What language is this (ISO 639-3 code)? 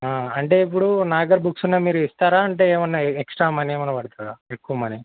tel